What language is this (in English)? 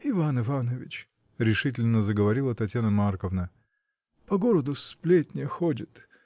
Russian